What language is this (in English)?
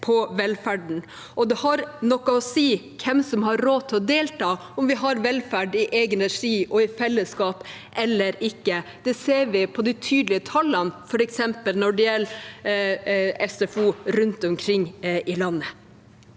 Norwegian